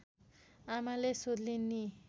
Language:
Nepali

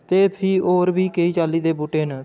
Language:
Dogri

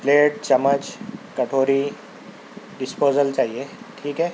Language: Urdu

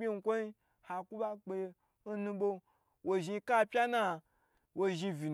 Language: Gbagyi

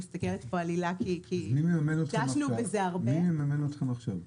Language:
Hebrew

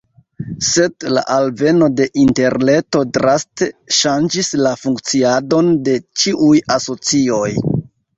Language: Esperanto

